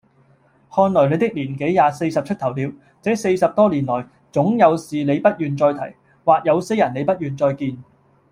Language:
Cantonese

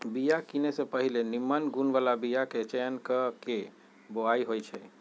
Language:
Magahi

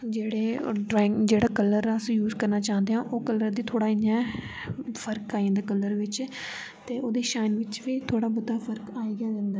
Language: Dogri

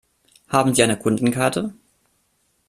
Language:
German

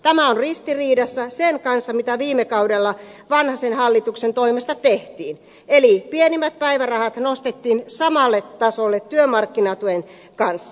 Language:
Finnish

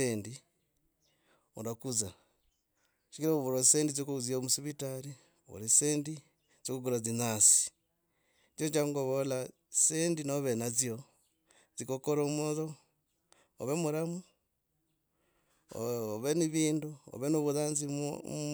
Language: Logooli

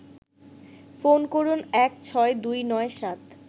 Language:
Bangla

